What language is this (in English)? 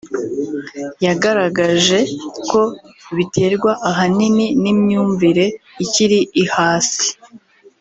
Kinyarwanda